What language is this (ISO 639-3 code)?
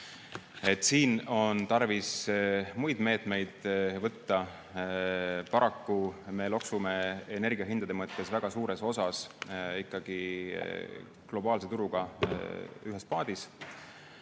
est